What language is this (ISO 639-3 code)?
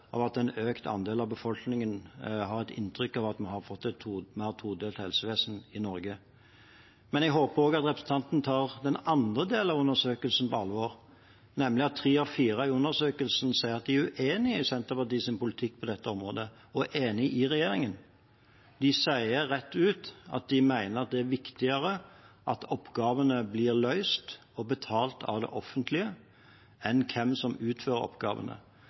nob